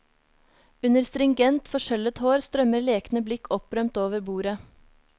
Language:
Norwegian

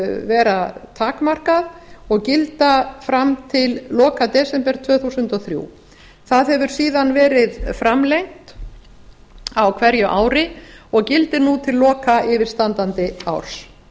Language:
Icelandic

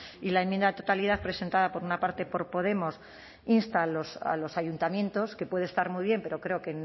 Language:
Spanish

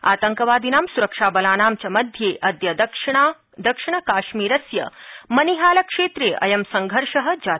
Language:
Sanskrit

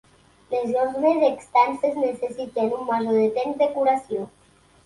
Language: Catalan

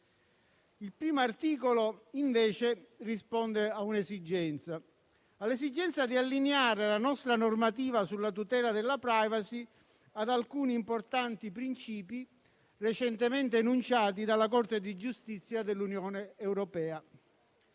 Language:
Italian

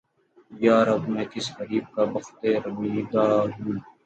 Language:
Urdu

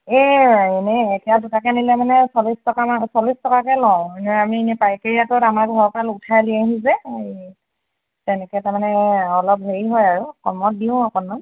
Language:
Assamese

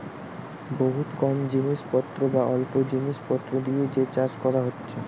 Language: Bangla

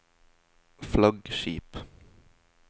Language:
Norwegian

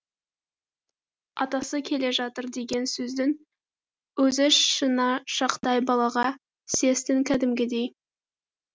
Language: Kazakh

